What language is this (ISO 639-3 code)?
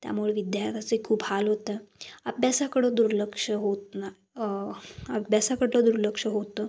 mar